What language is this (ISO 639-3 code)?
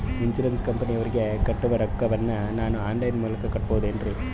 kan